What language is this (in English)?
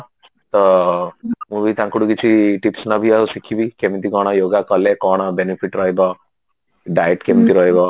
Odia